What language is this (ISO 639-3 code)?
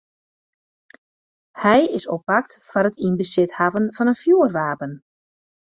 fry